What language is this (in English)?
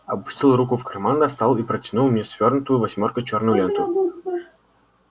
Russian